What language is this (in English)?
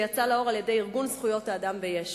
Hebrew